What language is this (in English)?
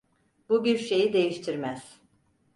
Turkish